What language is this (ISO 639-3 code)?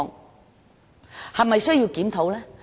yue